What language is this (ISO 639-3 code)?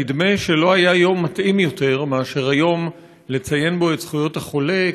heb